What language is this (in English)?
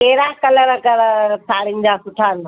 Sindhi